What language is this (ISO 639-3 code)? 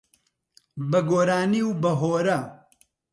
ckb